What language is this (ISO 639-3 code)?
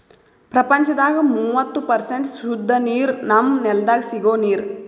kan